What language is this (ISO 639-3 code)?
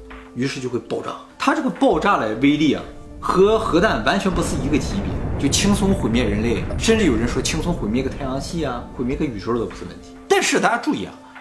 zho